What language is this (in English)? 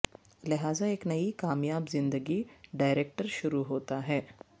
Urdu